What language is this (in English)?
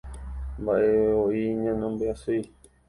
Guarani